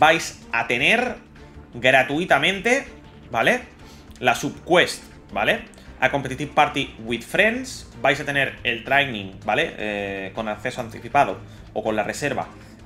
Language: Spanish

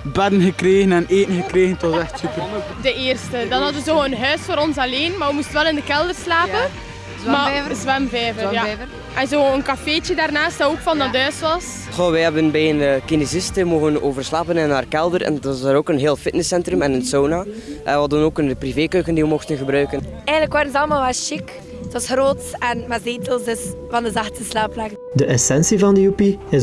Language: Dutch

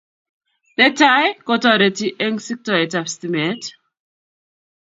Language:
Kalenjin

